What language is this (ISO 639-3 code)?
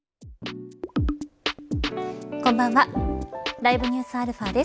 jpn